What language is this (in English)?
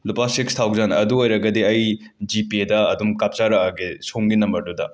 Manipuri